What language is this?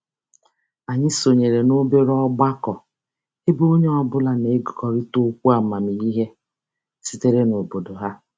Igbo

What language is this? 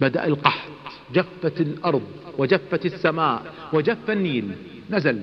Arabic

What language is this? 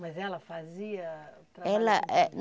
Portuguese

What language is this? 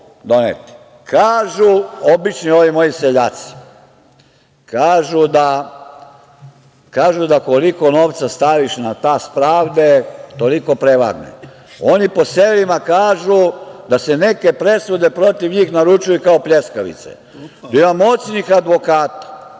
Serbian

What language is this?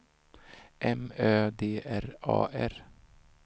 Swedish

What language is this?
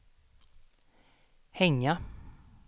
Swedish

